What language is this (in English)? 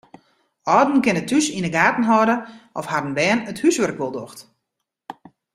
Western Frisian